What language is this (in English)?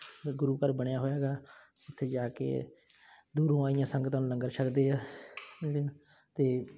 Punjabi